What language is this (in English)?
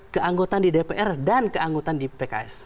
Indonesian